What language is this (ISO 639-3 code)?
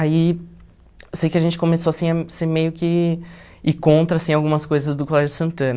por